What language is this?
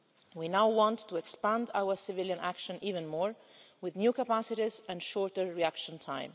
English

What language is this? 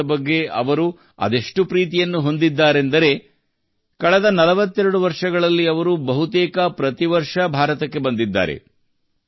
Kannada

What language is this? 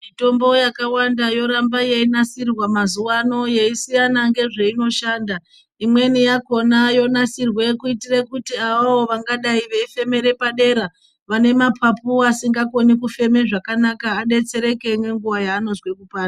Ndau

